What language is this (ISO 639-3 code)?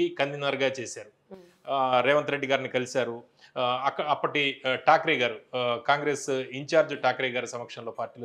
tel